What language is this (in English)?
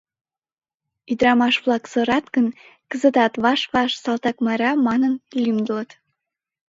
Mari